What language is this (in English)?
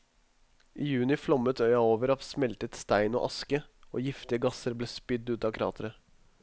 Norwegian